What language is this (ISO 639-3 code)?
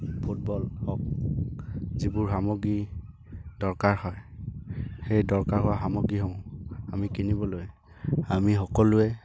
asm